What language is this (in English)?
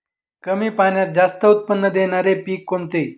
Marathi